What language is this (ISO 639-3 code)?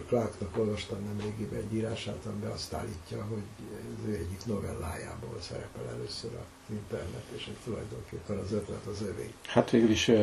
hun